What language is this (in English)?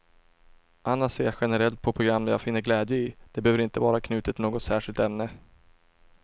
Swedish